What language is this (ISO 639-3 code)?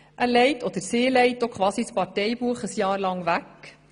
gsw